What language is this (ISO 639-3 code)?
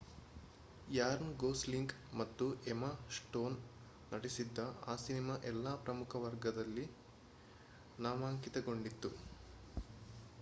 kan